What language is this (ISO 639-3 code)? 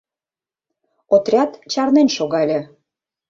chm